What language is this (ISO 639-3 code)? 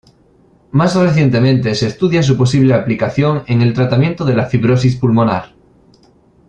spa